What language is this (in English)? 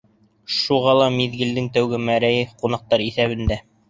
Bashkir